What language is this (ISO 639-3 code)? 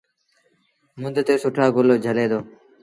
sbn